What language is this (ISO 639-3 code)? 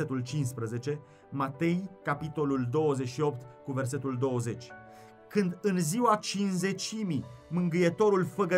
ron